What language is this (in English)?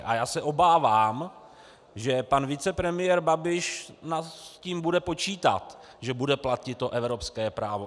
Czech